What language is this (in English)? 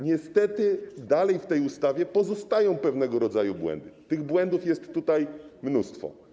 Polish